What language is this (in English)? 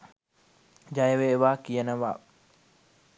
Sinhala